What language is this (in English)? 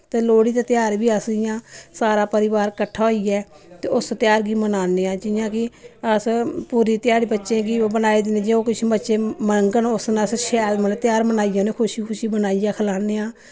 Dogri